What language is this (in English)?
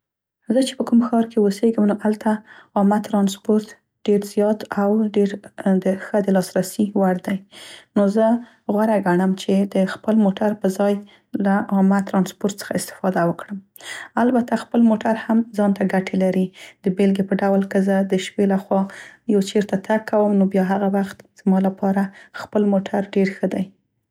Central Pashto